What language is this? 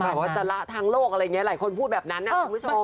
Thai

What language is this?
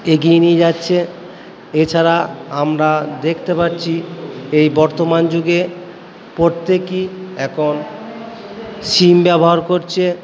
Bangla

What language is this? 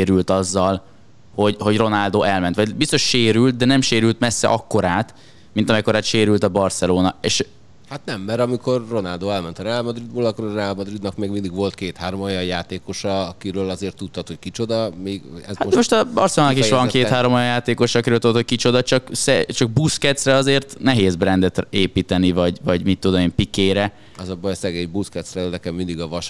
Hungarian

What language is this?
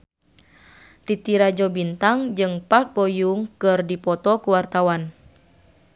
Sundanese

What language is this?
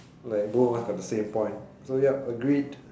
English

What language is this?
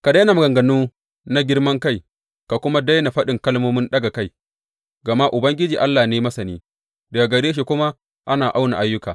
Hausa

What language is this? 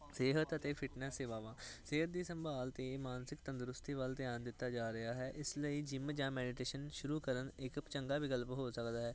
Punjabi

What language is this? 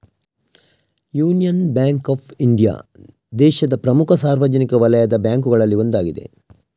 Kannada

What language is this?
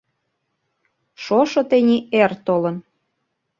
Mari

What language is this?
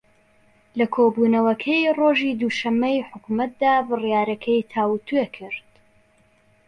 Central Kurdish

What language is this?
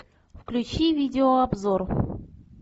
Russian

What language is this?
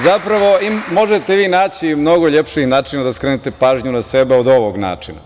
Serbian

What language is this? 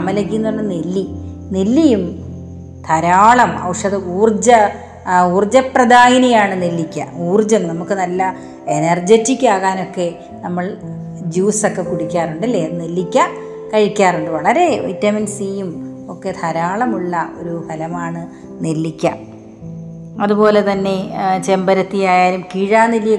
Malayalam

